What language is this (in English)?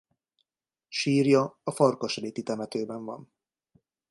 Hungarian